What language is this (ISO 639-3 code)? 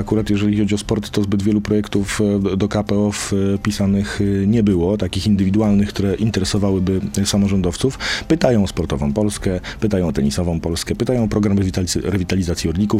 pol